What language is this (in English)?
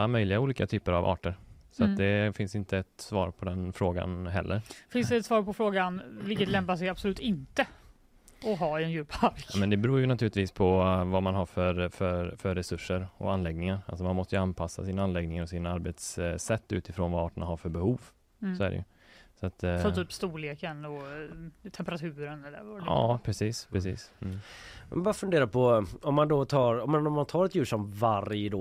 Swedish